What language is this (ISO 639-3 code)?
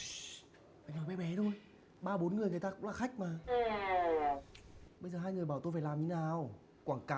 vie